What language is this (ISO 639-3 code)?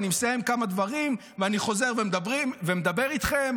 heb